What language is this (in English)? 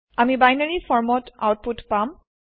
Assamese